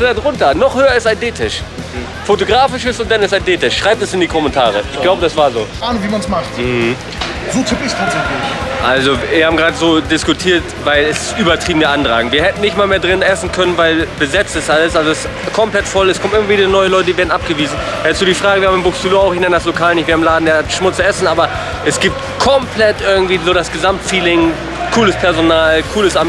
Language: German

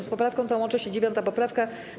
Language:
Polish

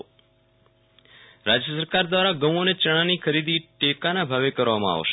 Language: Gujarati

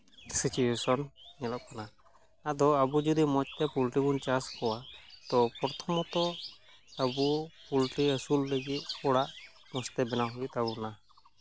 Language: Santali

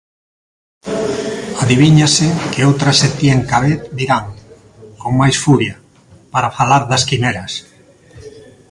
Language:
Galician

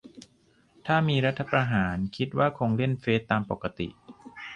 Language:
Thai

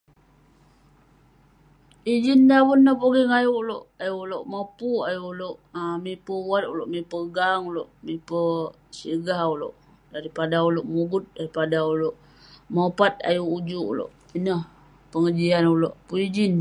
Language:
Western Penan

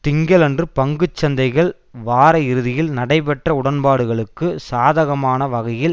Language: Tamil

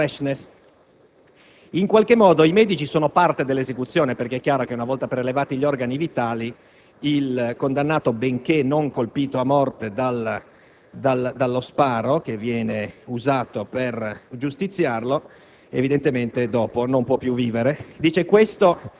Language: Italian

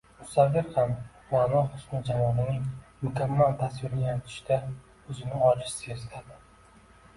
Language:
Uzbek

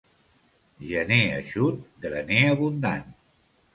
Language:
Catalan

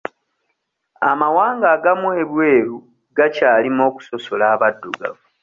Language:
Ganda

